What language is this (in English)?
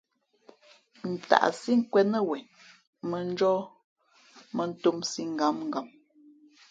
Fe'fe'